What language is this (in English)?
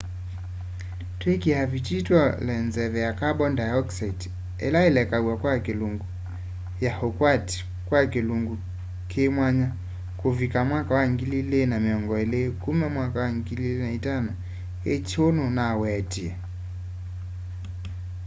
Kamba